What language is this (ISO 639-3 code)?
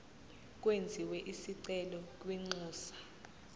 zul